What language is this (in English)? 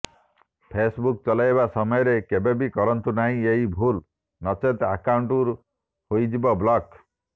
Odia